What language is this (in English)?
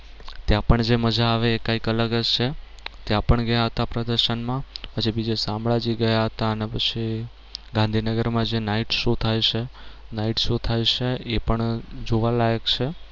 Gujarati